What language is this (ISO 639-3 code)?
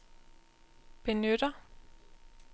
dan